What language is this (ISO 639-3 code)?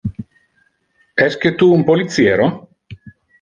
ina